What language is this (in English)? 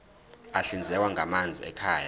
Zulu